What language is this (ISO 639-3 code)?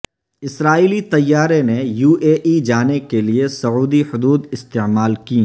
urd